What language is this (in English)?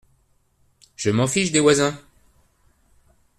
French